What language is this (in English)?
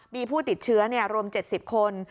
Thai